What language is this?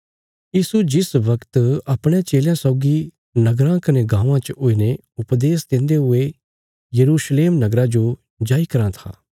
Bilaspuri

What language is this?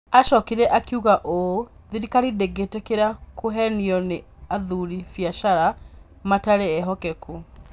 Kikuyu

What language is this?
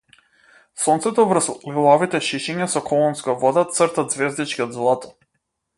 Macedonian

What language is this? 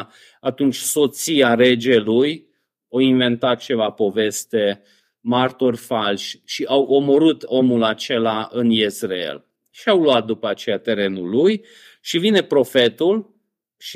Romanian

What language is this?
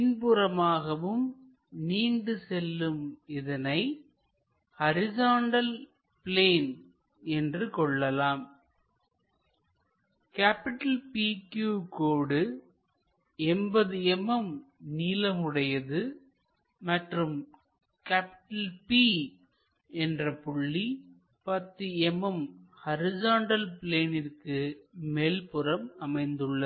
Tamil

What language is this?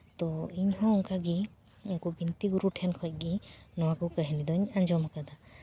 Santali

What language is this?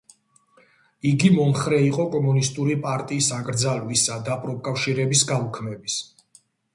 Georgian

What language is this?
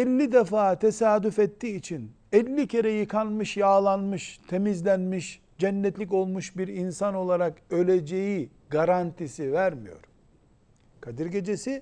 Turkish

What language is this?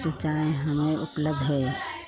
Hindi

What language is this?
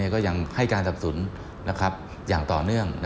Thai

